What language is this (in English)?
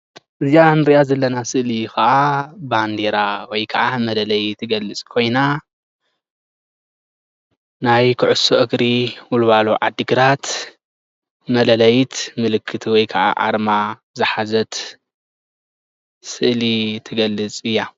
Tigrinya